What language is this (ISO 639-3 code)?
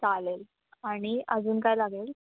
mar